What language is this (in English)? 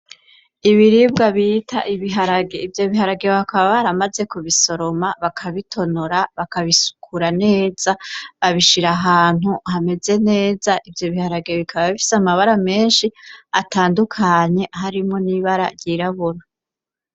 Rundi